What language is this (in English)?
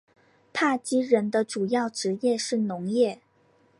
Chinese